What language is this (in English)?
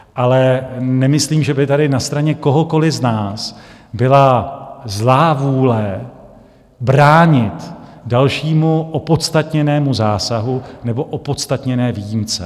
Czech